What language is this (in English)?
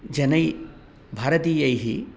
Sanskrit